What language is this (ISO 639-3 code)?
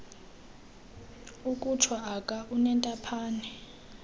xho